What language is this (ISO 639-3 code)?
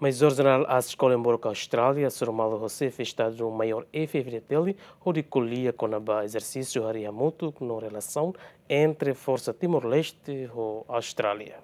por